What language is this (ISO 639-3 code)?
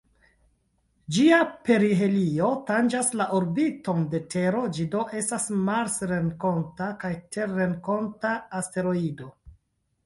epo